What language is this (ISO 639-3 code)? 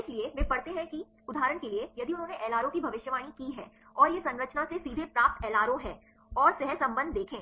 hin